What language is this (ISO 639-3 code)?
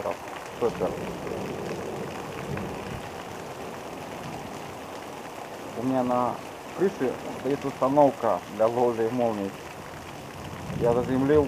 rus